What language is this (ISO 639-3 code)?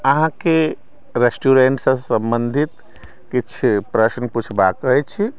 mai